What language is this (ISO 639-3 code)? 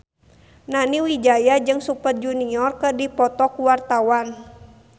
sun